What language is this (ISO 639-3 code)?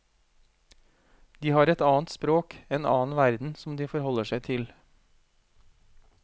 nor